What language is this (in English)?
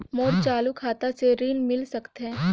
Chhattisgarhi